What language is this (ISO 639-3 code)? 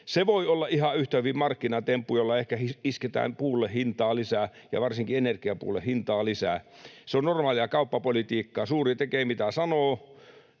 fin